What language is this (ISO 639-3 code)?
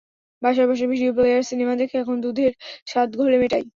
ben